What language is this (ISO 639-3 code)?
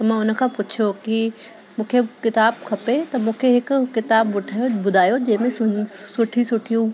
snd